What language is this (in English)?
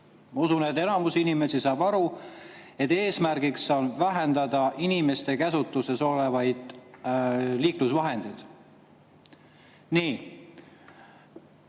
Estonian